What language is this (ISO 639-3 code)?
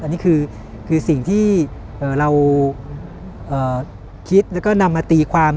tha